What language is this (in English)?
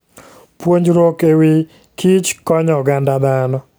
Luo (Kenya and Tanzania)